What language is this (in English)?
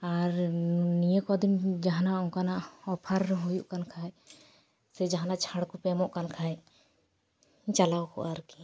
Santali